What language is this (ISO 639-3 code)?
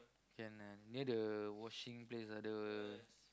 eng